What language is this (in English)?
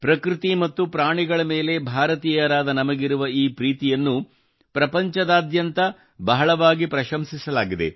Kannada